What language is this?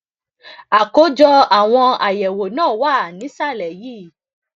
Yoruba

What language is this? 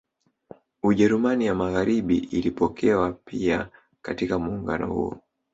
Swahili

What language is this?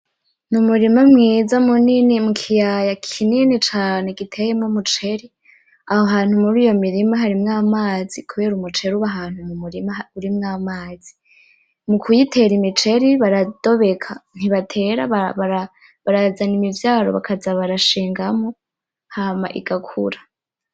Rundi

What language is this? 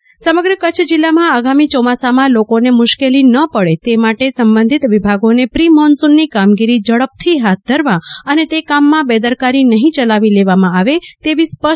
Gujarati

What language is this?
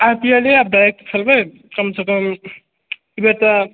Maithili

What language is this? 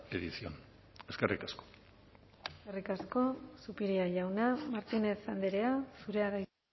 Basque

